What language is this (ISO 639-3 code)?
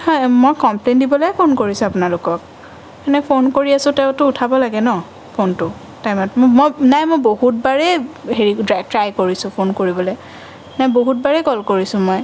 asm